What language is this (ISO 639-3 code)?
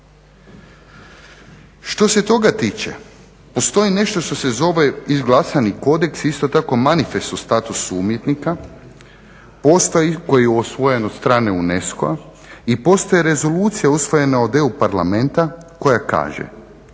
hrv